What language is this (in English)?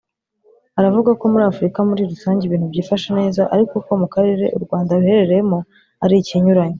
Kinyarwanda